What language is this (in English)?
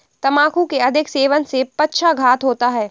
Hindi